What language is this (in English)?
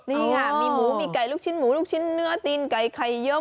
Thai